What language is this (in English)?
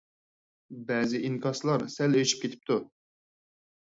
Uyghur